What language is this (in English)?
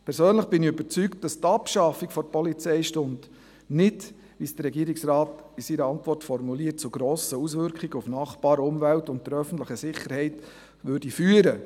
Swiss German